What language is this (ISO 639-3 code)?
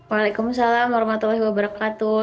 ind